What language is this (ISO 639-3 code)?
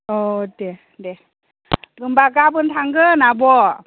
brx